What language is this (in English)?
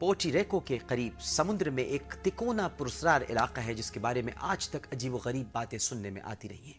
Urdu